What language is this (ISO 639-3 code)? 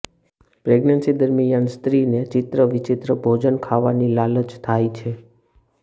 guj